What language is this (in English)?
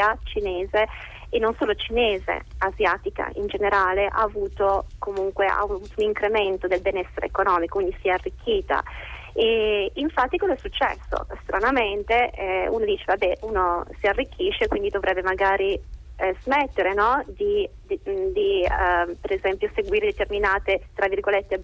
Italian